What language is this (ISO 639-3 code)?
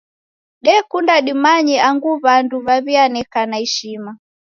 dav